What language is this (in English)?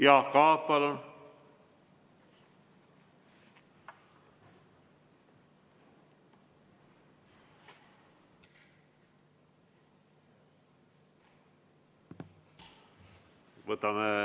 Estonian